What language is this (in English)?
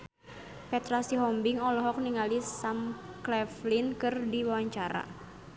Sundanese